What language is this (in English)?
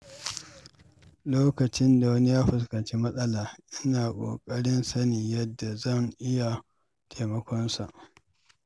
Hausa